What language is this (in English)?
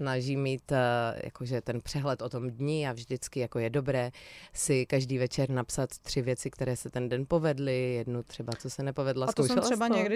Czech